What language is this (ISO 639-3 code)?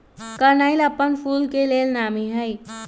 mag